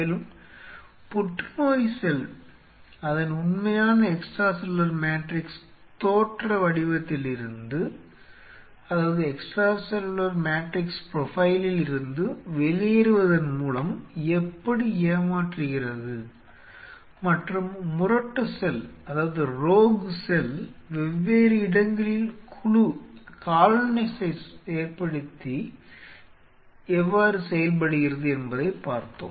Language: Tamil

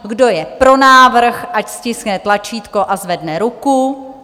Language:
Czech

